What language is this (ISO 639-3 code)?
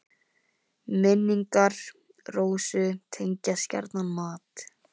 isl